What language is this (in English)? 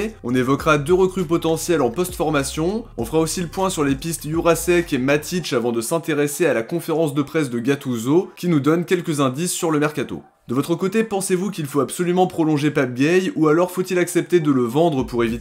French